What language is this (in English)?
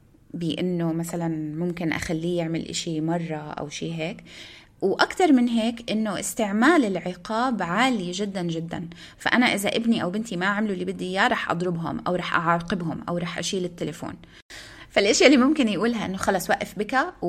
Arabic